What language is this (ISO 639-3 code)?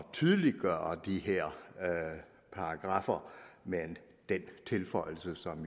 dan